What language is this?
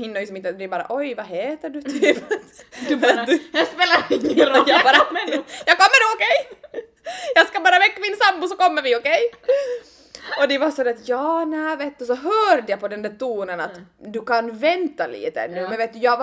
Swedish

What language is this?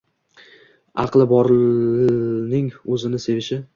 Uzbek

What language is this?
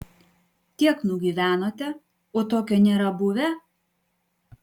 Lithuanian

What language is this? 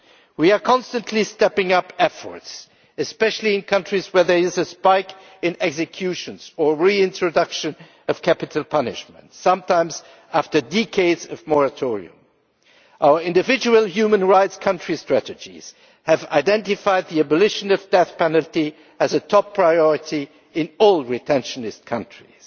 English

